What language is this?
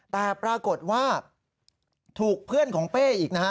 Thai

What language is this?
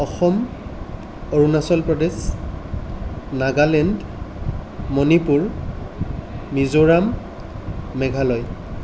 Assamese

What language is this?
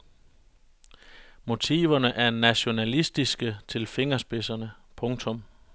Danish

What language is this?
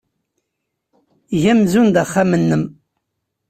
Kabyle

